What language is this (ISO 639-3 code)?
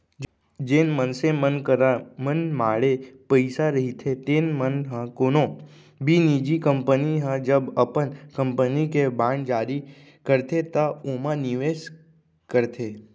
hne